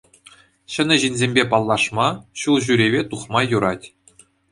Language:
Chuvash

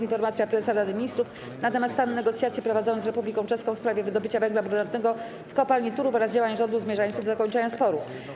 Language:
Polish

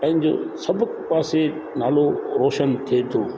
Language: Sindhi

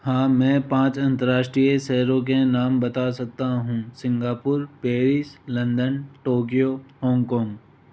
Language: Hindi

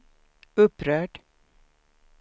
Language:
Swedish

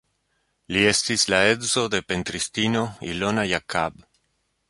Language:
Esperanto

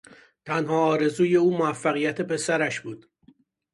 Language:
Persian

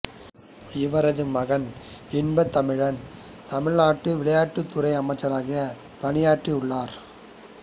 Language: Tamil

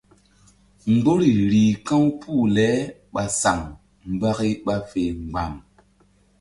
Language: Mbum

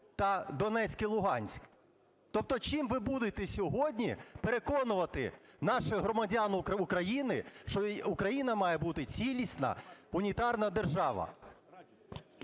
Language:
Ukrainian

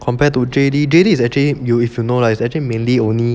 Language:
English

